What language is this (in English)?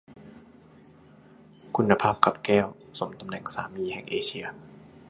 Thai